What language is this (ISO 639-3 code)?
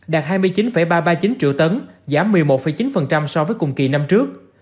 vie